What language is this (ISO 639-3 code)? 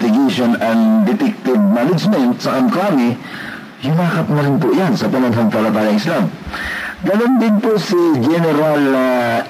fil